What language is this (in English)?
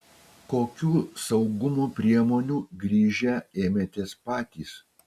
Lithuanian